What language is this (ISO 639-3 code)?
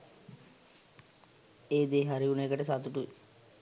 sin